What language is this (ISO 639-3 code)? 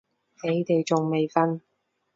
yue